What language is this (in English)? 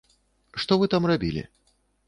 Belarusian